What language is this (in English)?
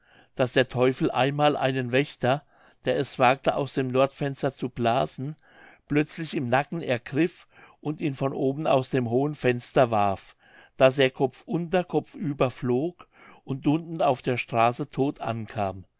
German